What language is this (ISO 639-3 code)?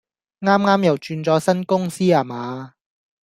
yue